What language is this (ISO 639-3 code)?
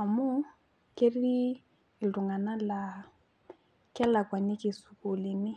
mas